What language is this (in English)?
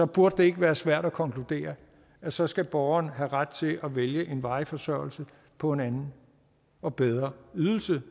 Danish